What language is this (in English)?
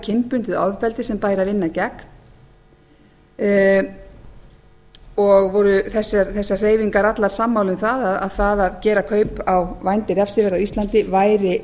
Icelandic